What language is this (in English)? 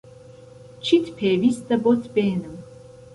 Central Kurdish